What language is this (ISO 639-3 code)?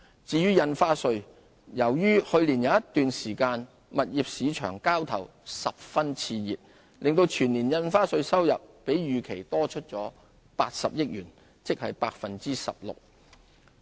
yue